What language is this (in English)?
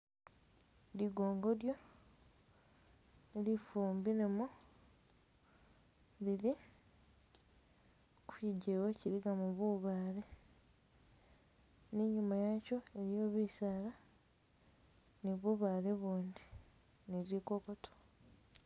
Masaaba